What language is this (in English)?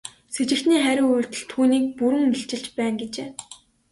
Mongolian